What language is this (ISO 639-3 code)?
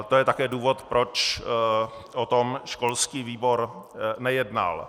ces